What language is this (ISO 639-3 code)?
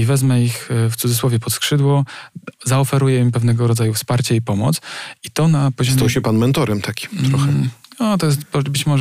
pol